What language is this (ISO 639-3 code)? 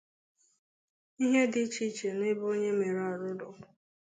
ibo